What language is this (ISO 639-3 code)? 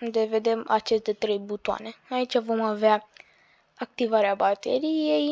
ron